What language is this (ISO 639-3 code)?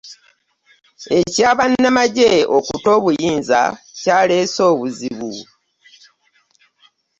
lug